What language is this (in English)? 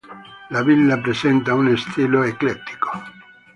Italian